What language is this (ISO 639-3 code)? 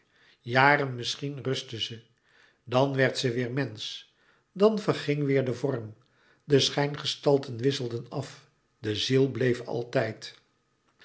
nld